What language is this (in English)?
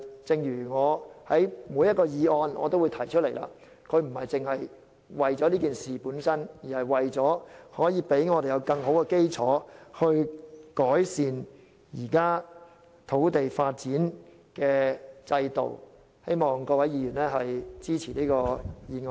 Cantonese